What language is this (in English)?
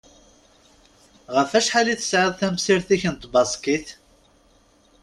Kabyle